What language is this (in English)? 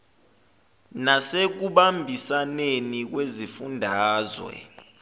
Zulu